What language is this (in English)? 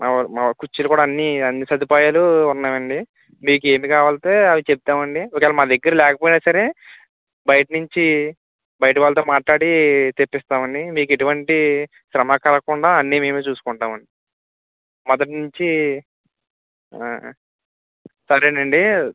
Telugu